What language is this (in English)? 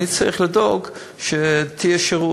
Hebrew